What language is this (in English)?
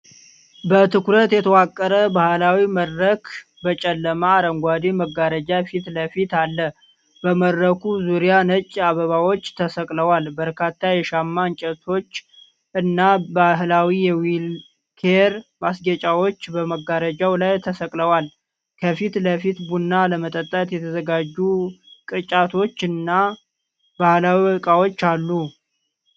Amharic